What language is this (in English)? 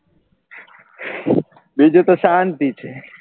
Gujarati